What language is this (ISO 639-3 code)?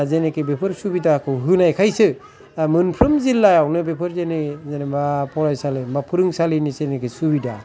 brx